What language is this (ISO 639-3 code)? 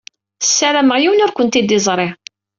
kab